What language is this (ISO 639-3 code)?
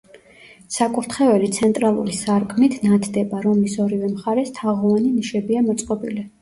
kat